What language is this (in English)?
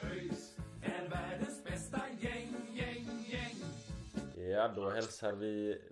Swedish